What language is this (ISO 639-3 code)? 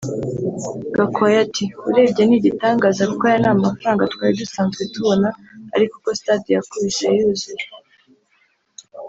kin